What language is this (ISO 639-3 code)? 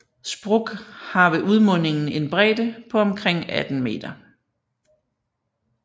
dan